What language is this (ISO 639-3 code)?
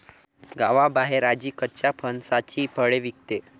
mar